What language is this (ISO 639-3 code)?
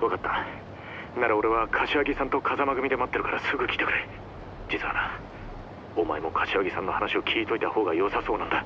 jpn